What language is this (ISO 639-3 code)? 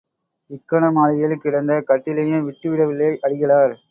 tam